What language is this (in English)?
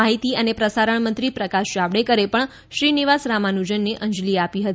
Gujarati